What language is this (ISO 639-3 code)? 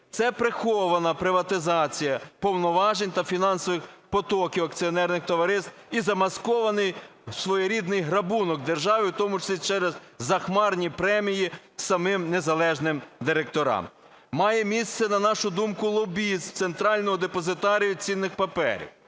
ukr